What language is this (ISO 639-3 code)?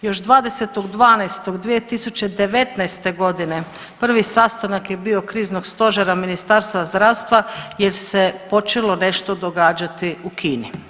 hrv